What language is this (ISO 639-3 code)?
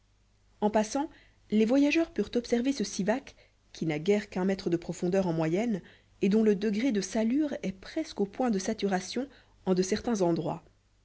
fra